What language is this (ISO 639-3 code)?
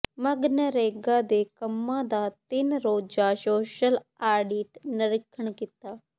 pan